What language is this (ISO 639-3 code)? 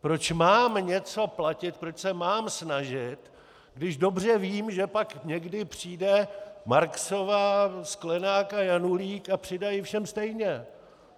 ces